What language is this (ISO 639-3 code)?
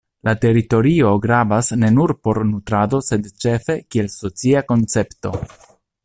epo